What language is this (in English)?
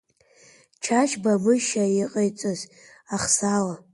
Abkhazian